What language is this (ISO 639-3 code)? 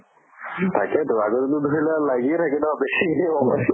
asm